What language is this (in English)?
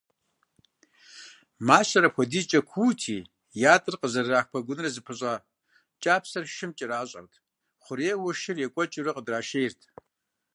Kabardian